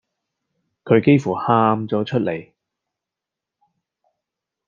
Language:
Cantonese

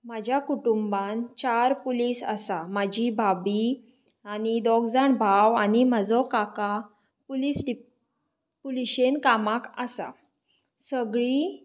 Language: Konkani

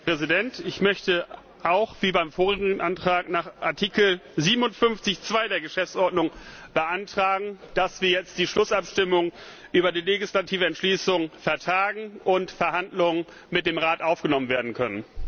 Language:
German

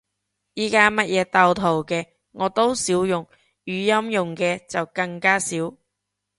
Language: Cantonese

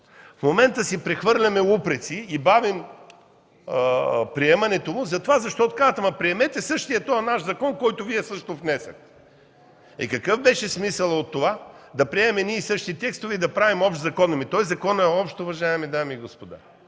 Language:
Bulgarian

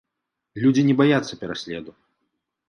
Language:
Belarusian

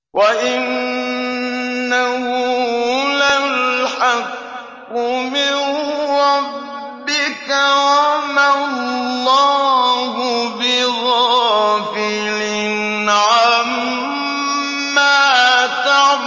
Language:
Arabic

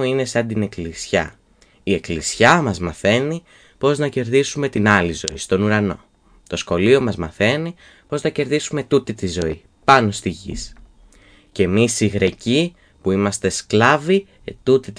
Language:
Greek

